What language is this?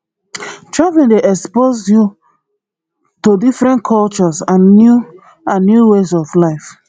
Nigerian Pidgin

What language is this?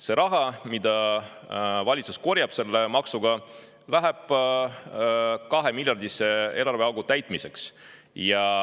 Estonian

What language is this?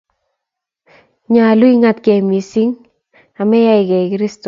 Kalenjin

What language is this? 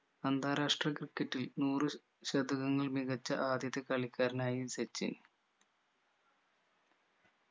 Malayalam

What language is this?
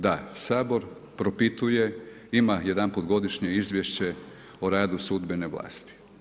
Croatian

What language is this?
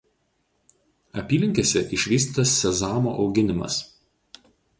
Lithuanian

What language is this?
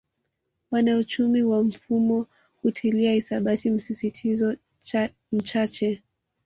Swahili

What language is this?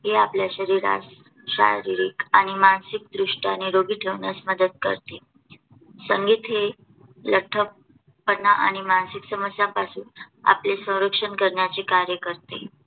Marathi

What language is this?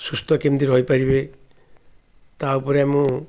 Odia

